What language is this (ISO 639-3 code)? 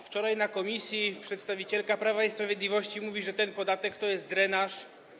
pol